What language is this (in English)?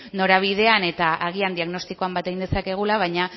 Basque